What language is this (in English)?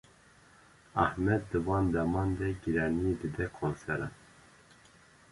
Kurdish